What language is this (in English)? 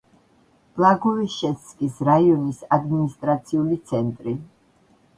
Georgian